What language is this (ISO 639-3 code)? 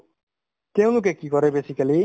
asm